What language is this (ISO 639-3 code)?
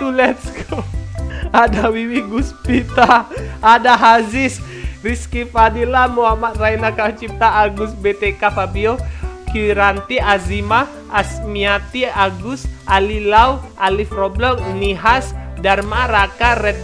ind